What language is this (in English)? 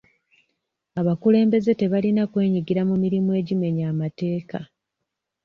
Ganda